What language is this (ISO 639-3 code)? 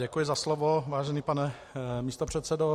ces